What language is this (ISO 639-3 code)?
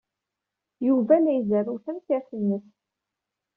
kab